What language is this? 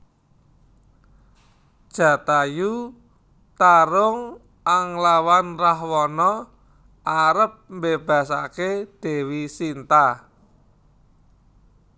Javanese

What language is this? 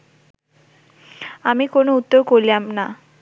Bangla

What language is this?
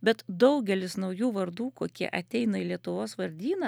Lithuanian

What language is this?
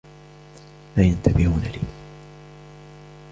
Arabic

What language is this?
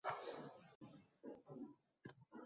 Uzbek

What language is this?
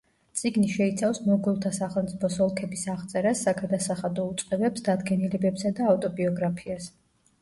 Georgian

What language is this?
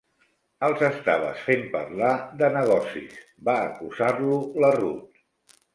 Catalan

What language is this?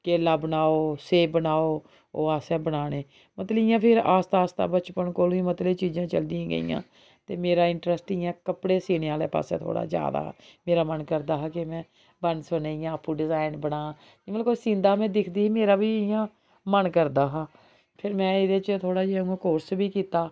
Dogri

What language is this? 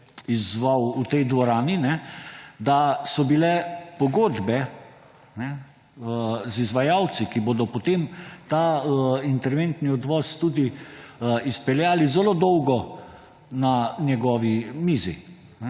Slovenian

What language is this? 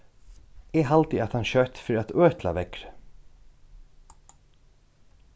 Faroese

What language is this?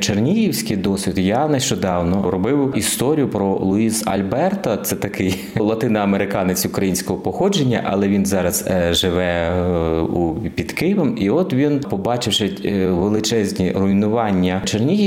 Ukrainian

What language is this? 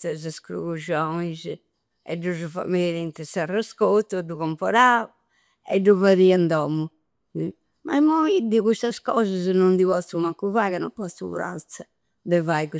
Campidanese Sardinian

